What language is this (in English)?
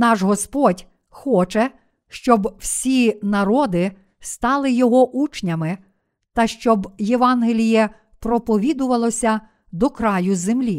Ukrainian